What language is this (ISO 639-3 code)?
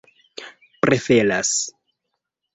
epo